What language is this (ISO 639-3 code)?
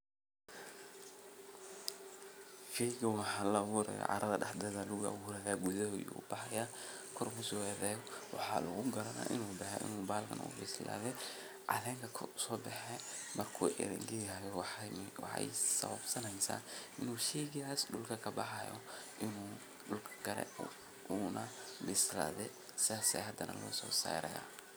som